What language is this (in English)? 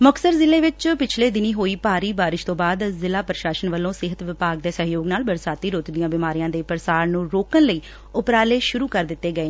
Punjabi